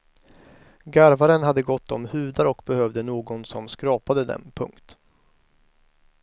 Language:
Swedish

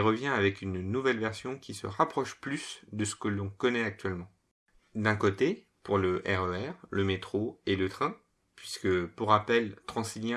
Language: French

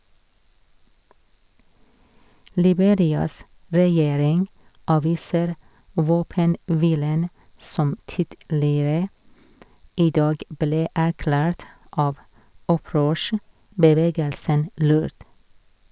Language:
Norwegian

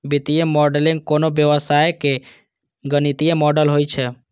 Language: Maithili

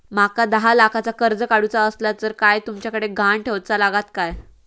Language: Marathi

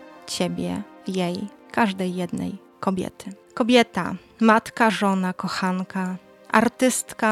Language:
Polish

